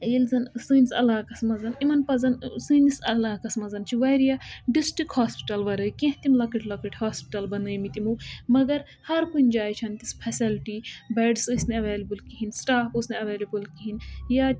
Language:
Kashmiri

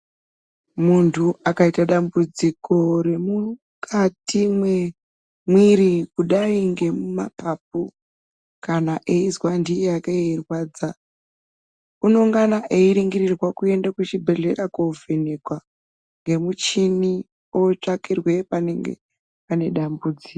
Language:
Ndau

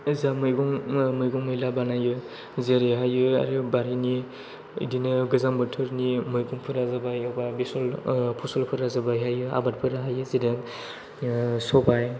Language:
Bodo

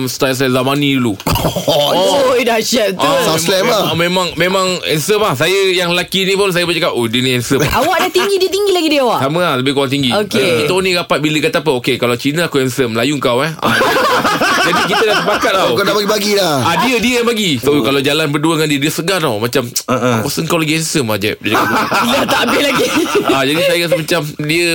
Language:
Malay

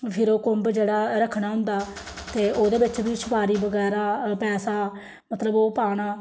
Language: Dogri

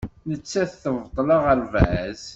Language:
Kabyle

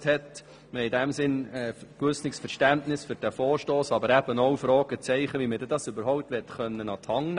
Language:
Swiss German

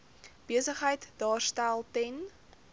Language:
Afrikaans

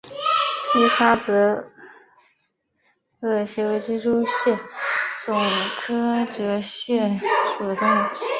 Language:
Chinese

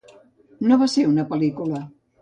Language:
Catalan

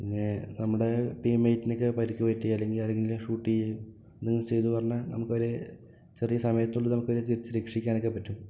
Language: Malayalam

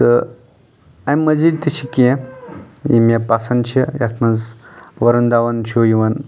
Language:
Kashmiri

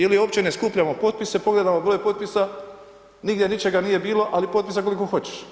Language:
Croatian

